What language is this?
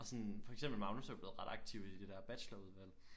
Danish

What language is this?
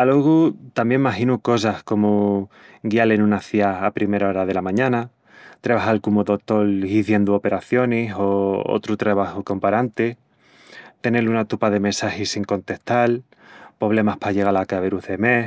Extremaduran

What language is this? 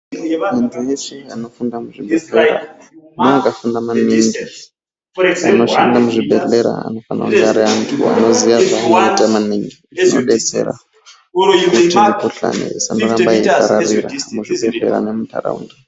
Ndau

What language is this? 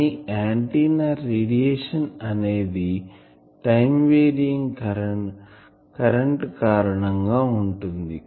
Telugu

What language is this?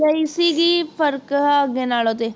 Punjabi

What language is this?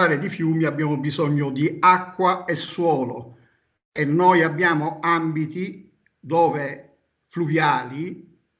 Italian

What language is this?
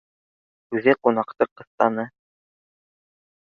Bashkir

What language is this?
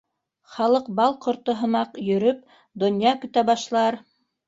Bashkir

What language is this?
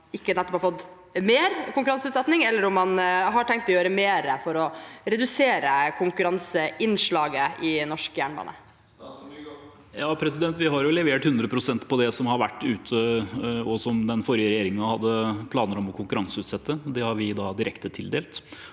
Norwegian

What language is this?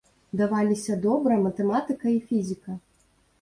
Belarusian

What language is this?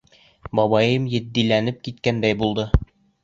Bashkir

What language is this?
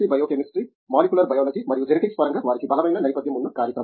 Telugu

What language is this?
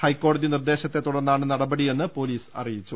Malayalam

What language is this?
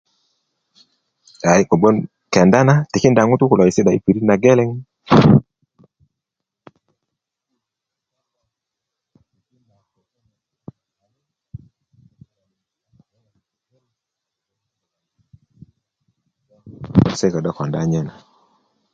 Kuku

